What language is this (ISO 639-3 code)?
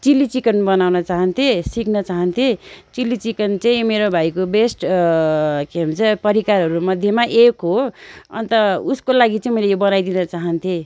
nep